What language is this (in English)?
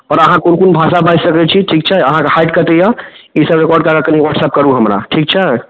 Maithili